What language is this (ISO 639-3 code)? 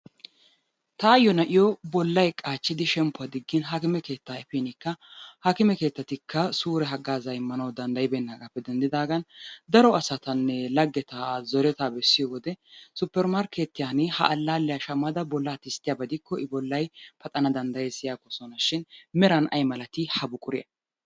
wal